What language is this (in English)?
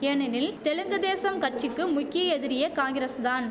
Tamil